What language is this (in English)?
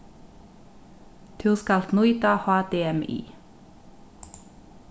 Faroese